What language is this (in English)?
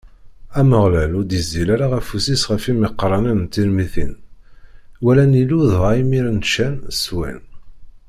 Kabyle